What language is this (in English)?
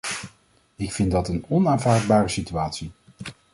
Dutch